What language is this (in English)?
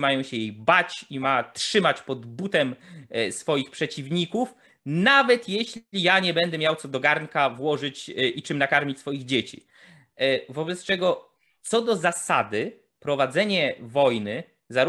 Polish